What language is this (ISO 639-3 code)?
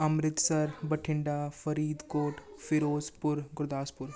pan